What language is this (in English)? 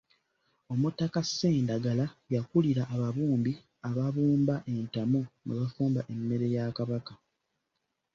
Ganda